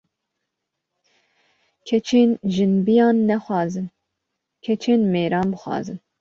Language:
Kurdish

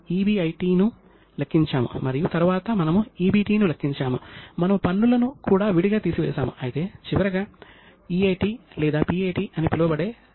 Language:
Telugu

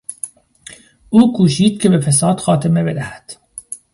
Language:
Persian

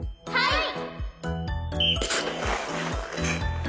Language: Japanese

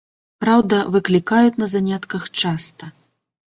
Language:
Belarusian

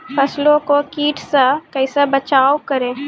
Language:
Maithili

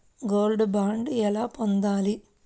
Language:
Telugu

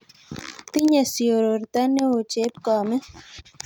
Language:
Kalenjin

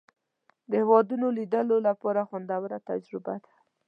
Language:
Pashto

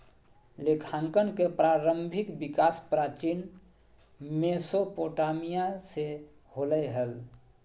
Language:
Magahi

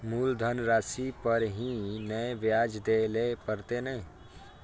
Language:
Maithili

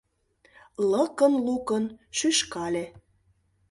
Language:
Mari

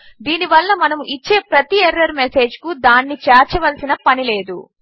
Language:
Telugu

